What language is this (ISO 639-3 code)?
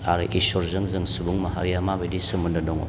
brx